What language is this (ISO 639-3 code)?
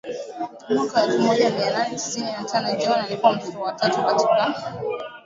swa